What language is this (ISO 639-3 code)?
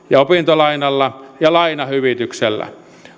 fin